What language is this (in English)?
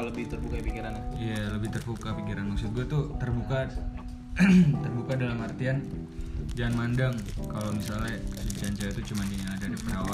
Indonesian